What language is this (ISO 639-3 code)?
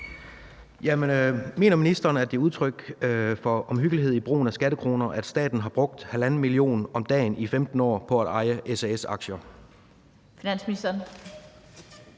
dan